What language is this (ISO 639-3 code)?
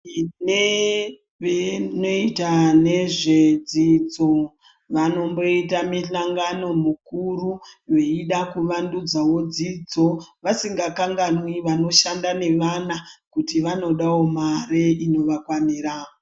ndc